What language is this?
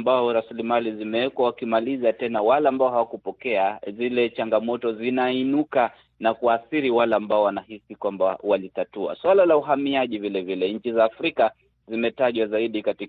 Swahili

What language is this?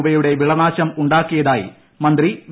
Malayalam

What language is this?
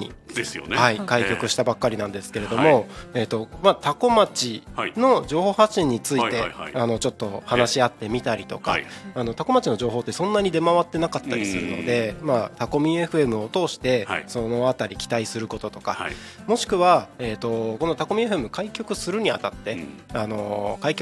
Japanese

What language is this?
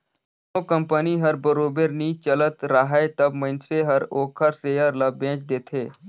Chhattisgarhi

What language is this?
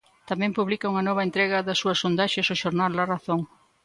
Galician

